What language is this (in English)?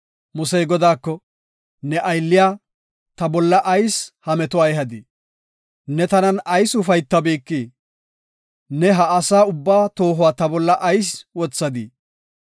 Gofa